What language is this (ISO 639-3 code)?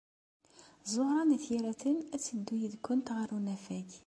kab